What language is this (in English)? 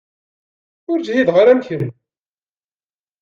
Kabyle